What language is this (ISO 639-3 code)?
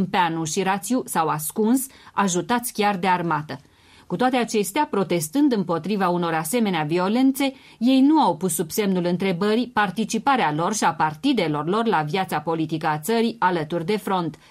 ron